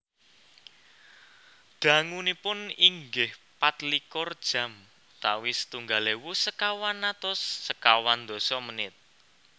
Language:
Javanese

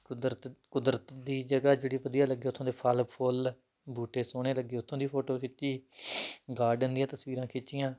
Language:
Punjabi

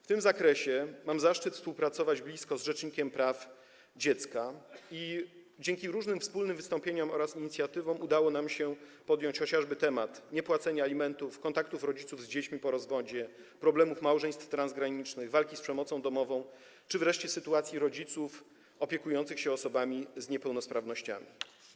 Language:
Polish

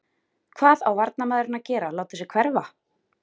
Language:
Icelandic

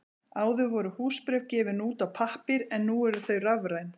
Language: Icelandic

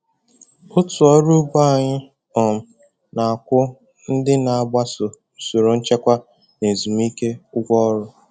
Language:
Igbo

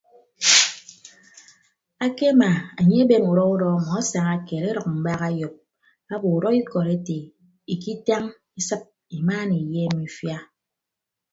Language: Ibibio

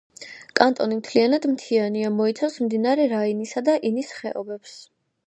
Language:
Georgian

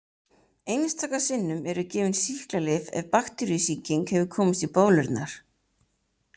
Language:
Icelandic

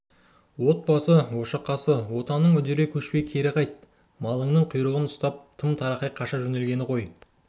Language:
Kazakh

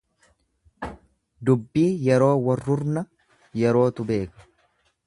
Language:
Oromo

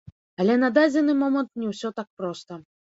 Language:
Belarusian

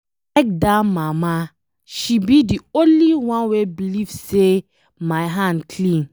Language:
Nigerian Pidgin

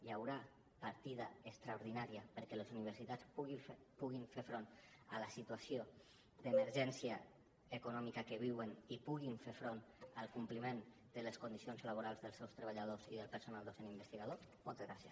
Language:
Catalan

